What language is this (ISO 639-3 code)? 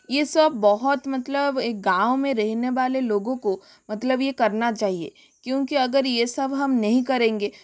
hin